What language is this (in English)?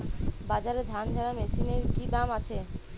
Bangla